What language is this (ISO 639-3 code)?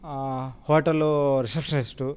tel